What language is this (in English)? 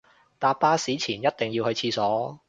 Cantonese